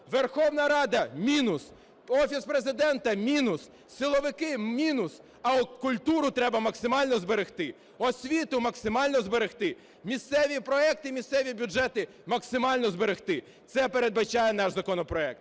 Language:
Ukrainian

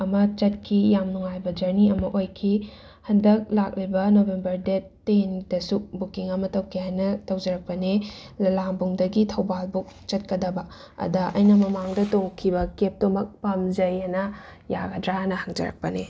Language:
Manipuri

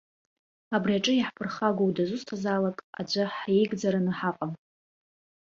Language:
Abkhazian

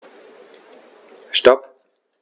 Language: German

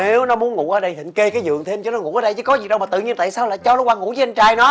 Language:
Vietnamese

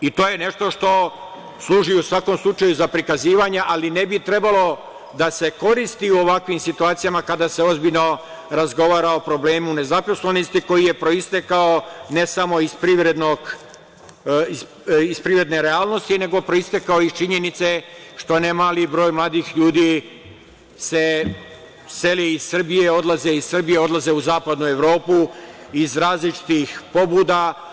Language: Serbian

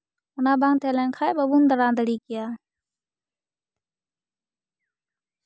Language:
Santali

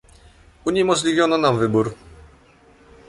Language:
Polish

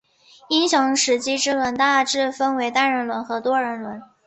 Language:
Chinese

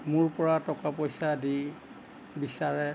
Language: Assamese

